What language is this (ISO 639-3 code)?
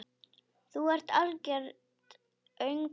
isl